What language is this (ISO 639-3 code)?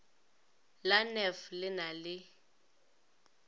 nso